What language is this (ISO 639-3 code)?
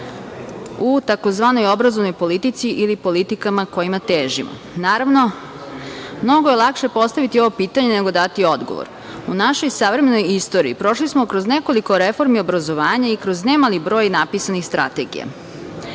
srp